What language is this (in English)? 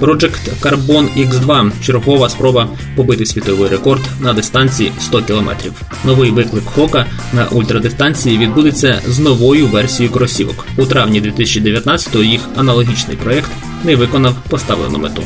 Ukrainian